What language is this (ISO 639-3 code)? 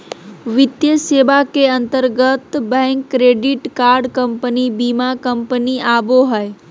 mag